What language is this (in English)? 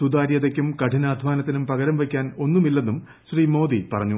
Malayalam